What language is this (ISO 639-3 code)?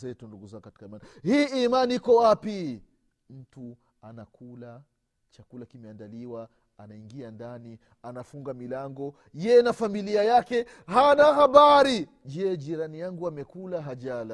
swa